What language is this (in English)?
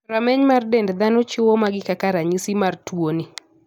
Luo (Kenya and Tanzania)